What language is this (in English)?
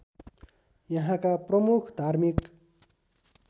Nepali